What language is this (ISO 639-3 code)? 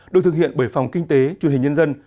vie